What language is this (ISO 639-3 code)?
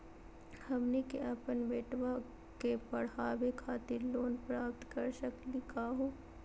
mag